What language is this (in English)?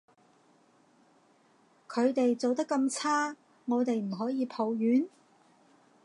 Cantonese